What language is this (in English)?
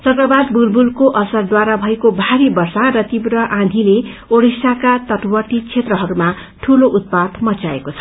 Nepali